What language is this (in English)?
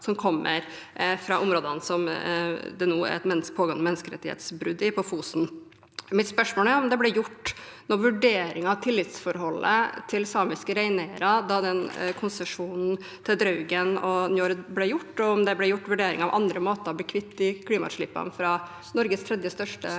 Norwegian